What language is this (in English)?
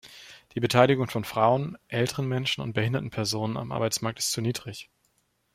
German